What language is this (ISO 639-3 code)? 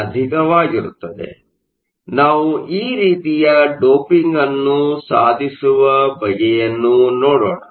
kan